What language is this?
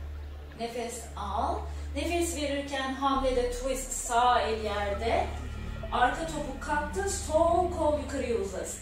Turkish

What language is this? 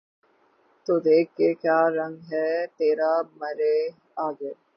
Urdu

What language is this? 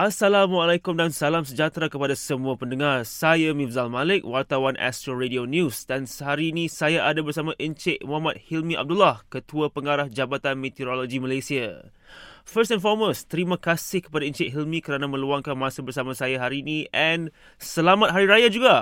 Malay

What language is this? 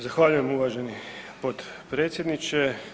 Croatian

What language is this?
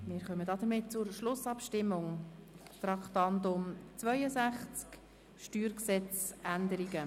Swiss German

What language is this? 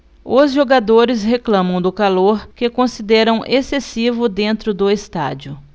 Portuguese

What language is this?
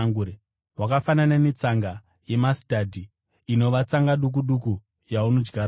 Shona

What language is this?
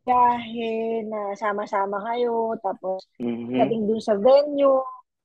Filipino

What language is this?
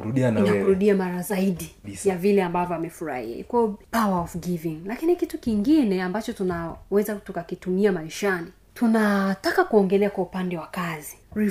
Swahili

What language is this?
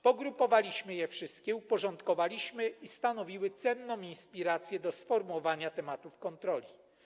Polish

